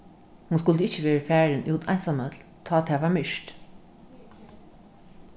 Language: Faroese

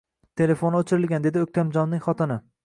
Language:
Uzbek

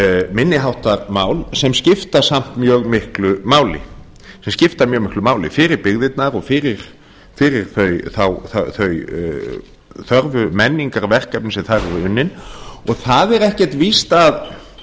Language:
Icelandic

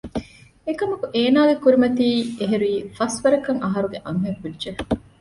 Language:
Divehi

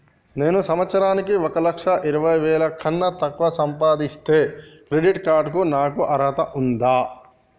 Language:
Telugu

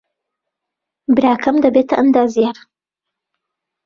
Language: Central Kurdish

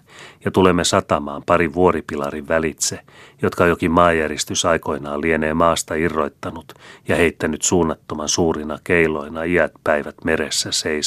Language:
Finnish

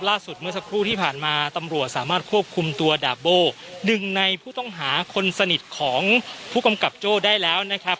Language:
Thai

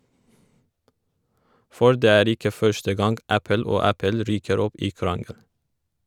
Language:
Norwegian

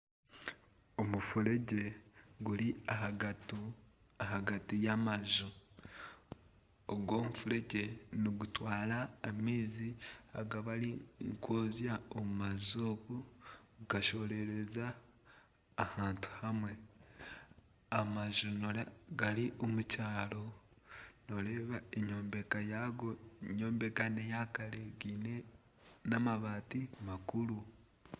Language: Nyankole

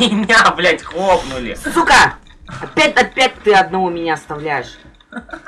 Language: Russian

